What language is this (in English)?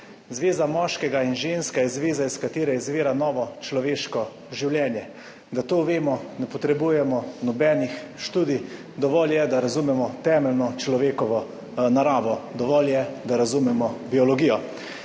Slovenian